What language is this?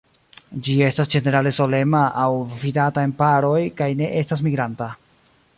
Esperanto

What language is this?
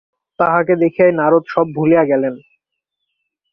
Bangla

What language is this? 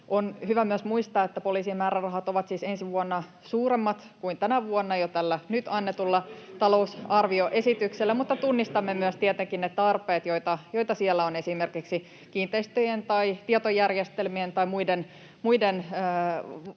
Finnish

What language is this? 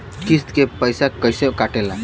Bhojpuri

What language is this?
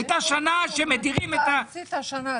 Hebrew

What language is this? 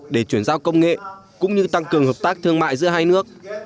Vietnamese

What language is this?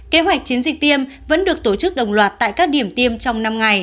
Vietnamese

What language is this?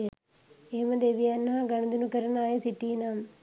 Sinhala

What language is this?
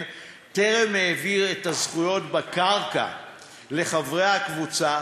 Hebrew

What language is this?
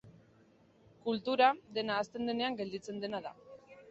Basque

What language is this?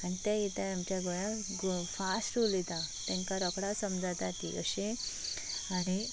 Konkani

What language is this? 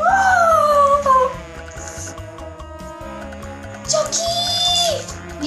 Hungarian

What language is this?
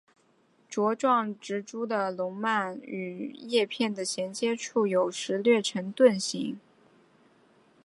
Chinese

